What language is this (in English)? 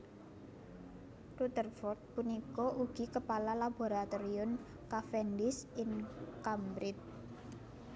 Javanese